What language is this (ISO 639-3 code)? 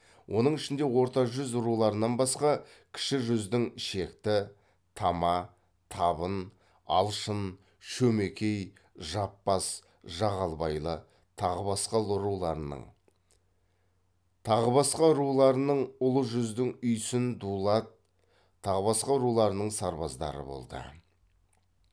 kaz